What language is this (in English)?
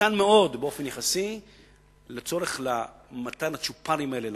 Hebrew